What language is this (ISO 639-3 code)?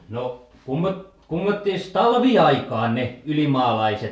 fin